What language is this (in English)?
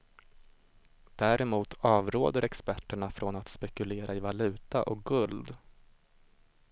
Swedish